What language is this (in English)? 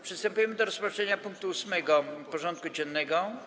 Polish